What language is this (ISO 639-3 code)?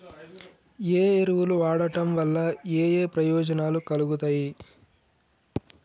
tel